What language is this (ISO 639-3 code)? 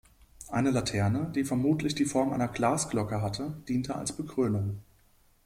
deu